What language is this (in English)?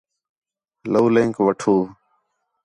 Khetrani